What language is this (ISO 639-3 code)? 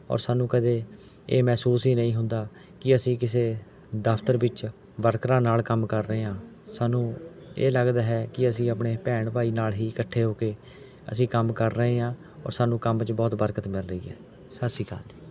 pan